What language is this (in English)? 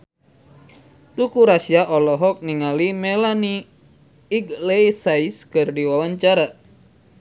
Sundanese